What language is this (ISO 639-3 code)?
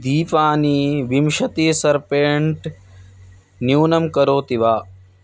san